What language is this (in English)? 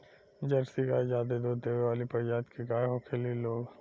Bhojpuri